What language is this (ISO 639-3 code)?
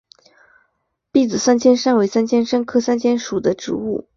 zho